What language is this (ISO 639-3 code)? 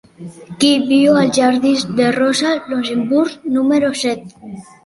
cat